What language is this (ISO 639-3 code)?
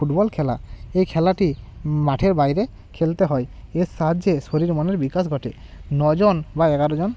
ben